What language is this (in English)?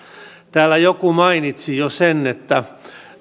Finnish